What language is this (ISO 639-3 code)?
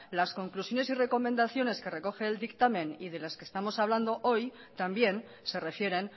spa